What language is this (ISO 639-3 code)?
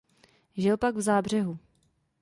ces